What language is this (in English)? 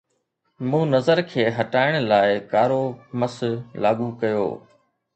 Sindhi